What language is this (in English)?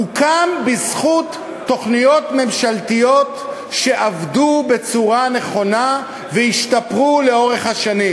Hebrew